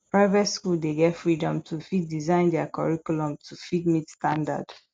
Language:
Nigerian Pidgin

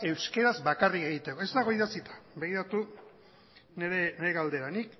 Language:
Basque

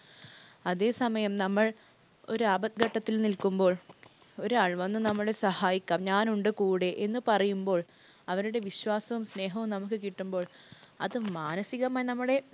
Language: Malayalam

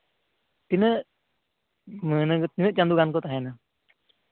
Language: Santali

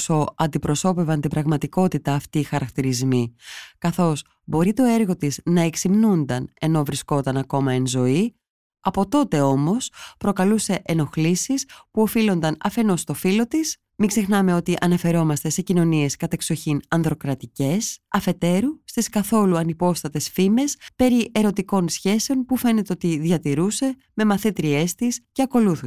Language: Greek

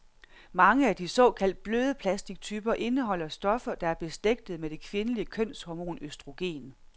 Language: Danish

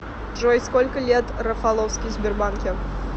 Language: Russian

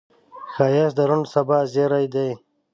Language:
Pashto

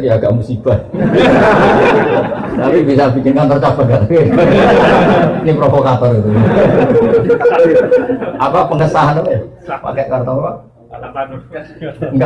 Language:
Indonesian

